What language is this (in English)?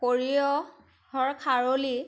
Assamese